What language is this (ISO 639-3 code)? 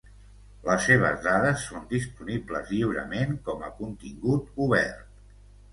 cat